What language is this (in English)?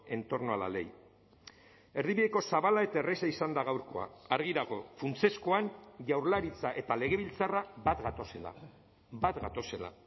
Basque